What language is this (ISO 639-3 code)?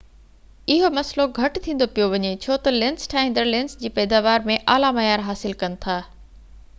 snd